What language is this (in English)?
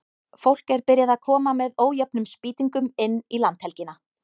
Icelandic